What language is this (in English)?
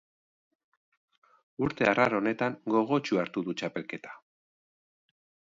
Basque